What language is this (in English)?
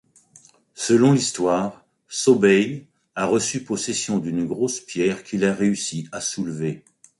French